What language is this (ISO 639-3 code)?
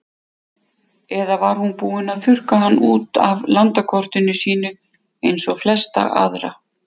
isl